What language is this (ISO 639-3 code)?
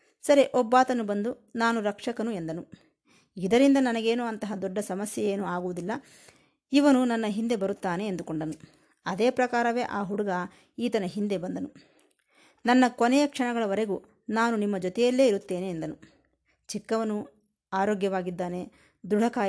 kan